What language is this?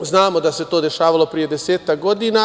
Serbian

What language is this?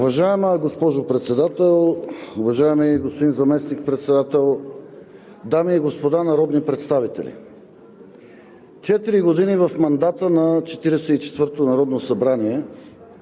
Bulgarian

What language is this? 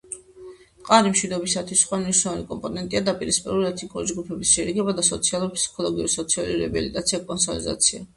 Georgian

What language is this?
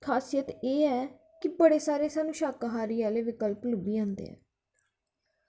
Dogri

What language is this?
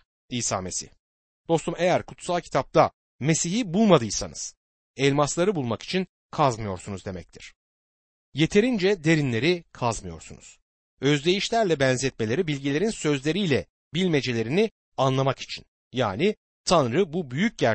Turkish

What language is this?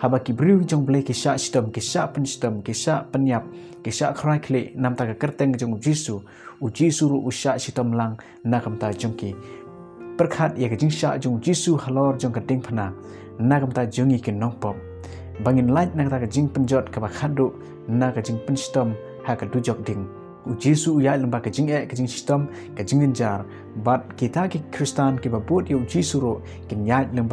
Indonesian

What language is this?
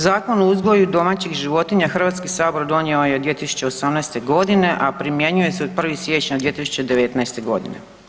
Croatian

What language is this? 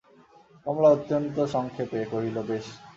Bangla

